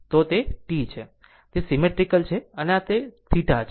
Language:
Gujarati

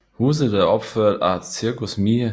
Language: Danish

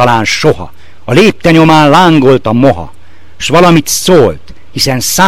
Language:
Hungarian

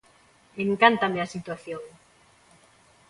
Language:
Galician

